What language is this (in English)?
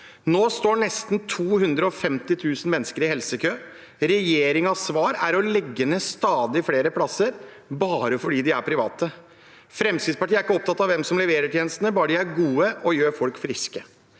Norwegian